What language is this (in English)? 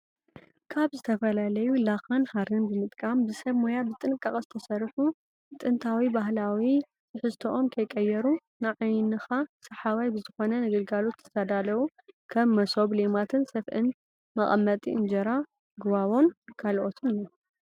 Tigrinya